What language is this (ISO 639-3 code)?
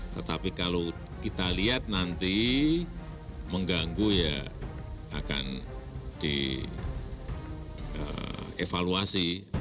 ind